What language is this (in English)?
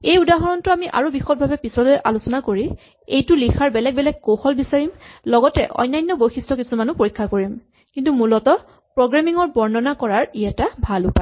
Assamese